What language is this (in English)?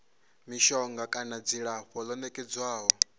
Venda